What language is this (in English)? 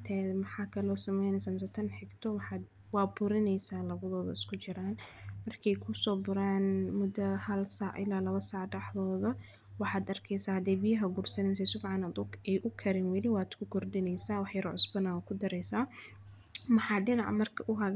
Somali